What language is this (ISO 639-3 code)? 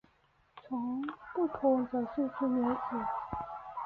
zho